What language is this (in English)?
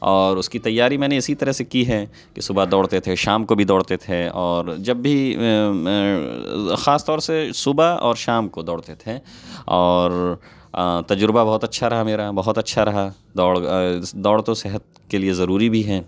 Urdu